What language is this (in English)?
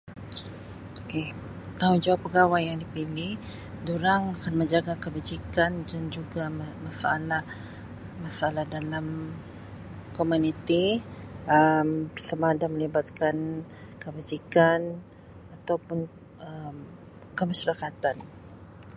Sabah Malay